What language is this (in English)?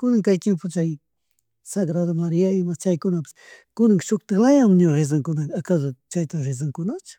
Chimborazo Highland Quichua